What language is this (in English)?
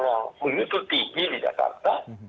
Indonesian